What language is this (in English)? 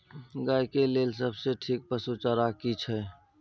Maithili